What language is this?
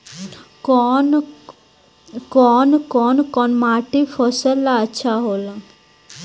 Bhojpuri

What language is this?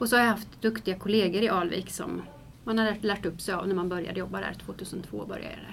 Swedish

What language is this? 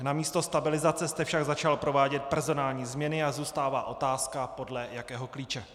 Czech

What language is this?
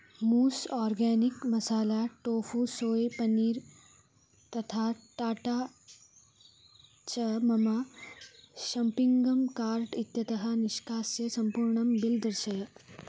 Sanskrit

